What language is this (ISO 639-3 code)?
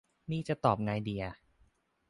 tha